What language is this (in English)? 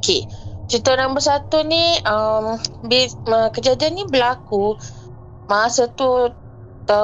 Malay